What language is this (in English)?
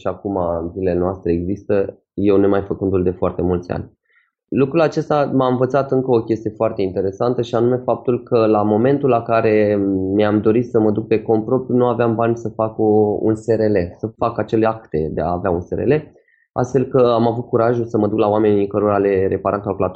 Romanian